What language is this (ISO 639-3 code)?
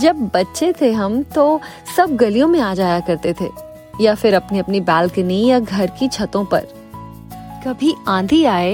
hin